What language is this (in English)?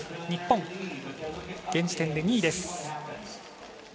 Japanese